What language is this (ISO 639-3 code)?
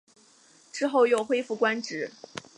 zho